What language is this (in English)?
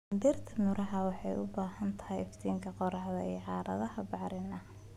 Somali